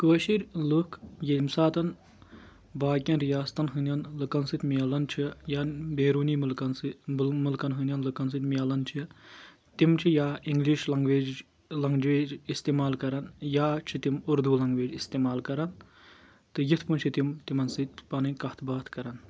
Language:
Kashmiri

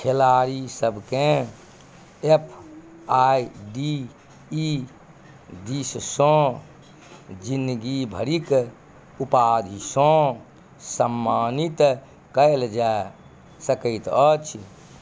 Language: Maithili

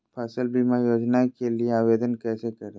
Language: Magahi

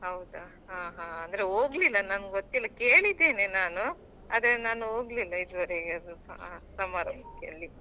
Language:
Kannada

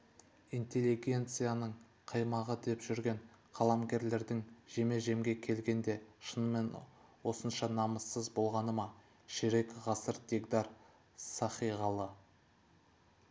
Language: Kazakh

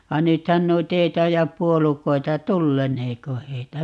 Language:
Finnish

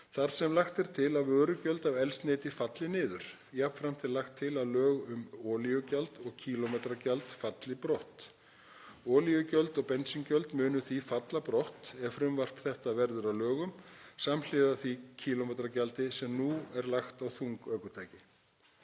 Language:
Icelandic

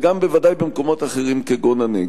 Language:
Hebrew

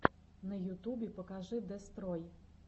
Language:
Russian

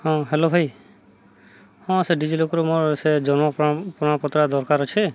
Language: Odia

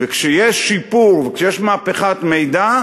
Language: Hebrew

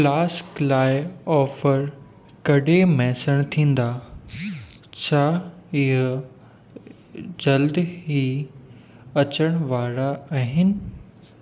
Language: Sindhi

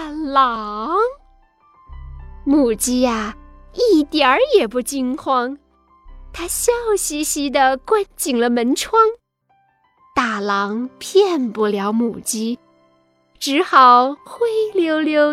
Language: Chinese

